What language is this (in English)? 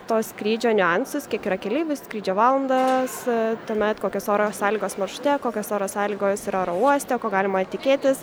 Lithuanian